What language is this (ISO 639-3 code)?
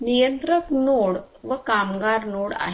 mar